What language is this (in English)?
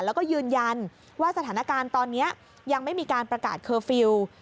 Thai